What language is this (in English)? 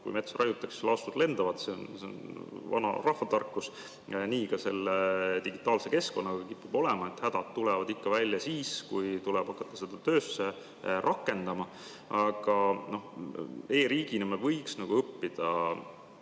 Estonian